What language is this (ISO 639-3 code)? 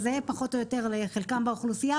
heb